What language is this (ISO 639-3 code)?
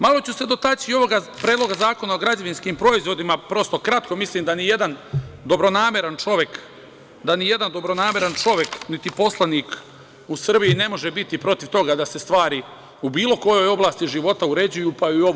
srp